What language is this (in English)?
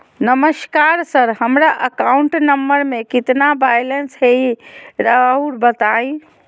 Magahi